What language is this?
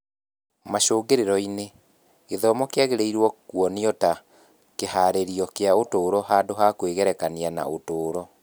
Kikuyu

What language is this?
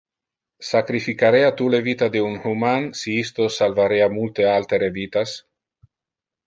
Interlingua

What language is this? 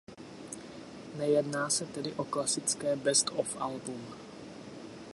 Czech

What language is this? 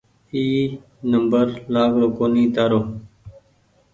Goaria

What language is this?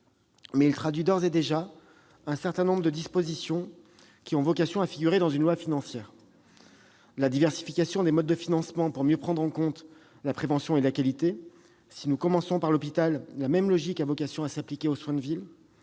French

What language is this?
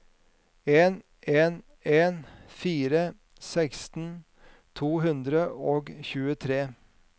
Norwegian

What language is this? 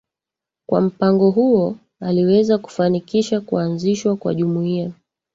Swahili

